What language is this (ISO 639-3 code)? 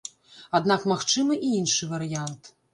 bel